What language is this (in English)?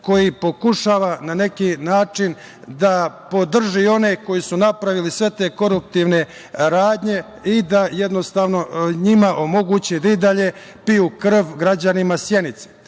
Serbian